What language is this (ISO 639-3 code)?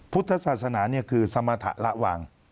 tha